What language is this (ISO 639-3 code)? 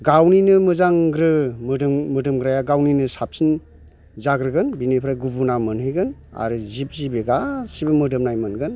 brx